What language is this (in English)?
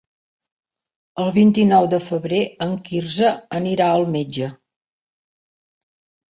Catalan